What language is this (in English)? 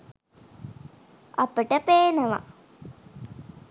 Sinhala